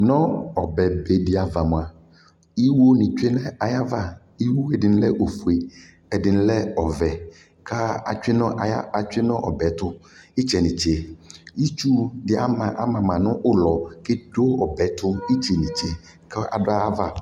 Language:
Ikposo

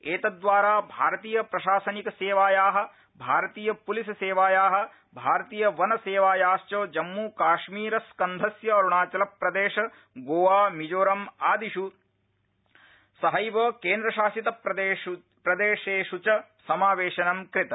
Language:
Sanskrit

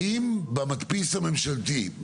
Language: Hebrew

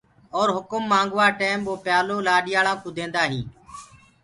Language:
Gurgula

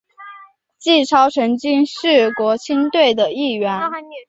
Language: Chinese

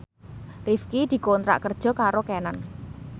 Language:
Javanese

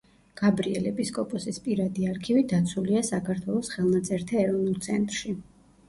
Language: Georgian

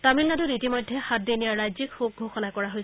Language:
Assamese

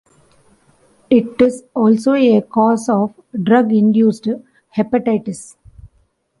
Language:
English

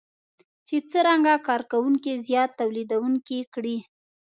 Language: Pashto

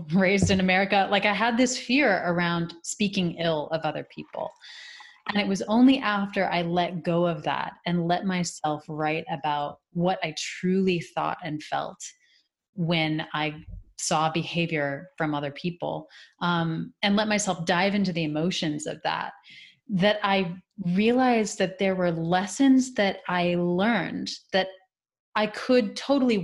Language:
English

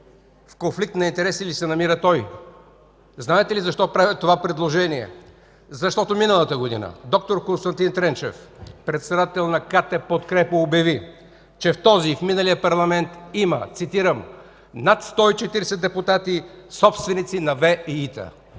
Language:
Bulgarian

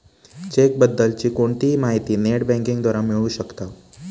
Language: Marathi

